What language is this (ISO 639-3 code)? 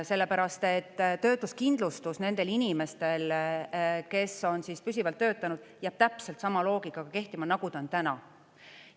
est